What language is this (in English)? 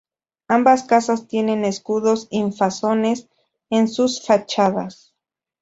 Spanish